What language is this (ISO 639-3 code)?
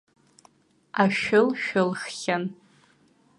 abk